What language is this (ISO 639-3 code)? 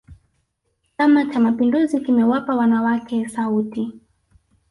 swa